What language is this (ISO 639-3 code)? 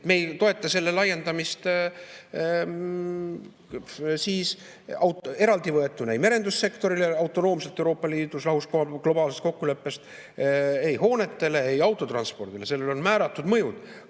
est